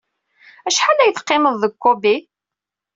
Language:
Kabyle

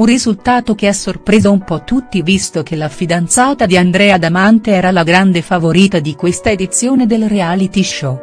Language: Italian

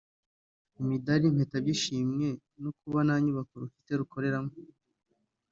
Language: Kinyarwanda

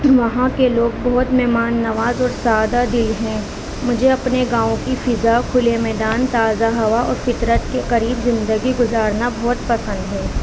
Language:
Urdu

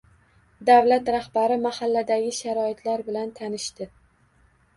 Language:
Uzbek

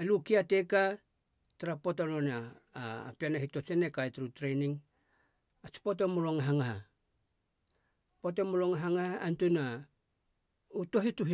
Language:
Halia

